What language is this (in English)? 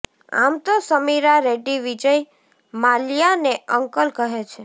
Gujarati